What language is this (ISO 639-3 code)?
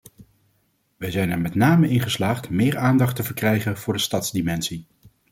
nld